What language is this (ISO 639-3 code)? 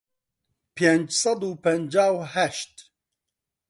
ckb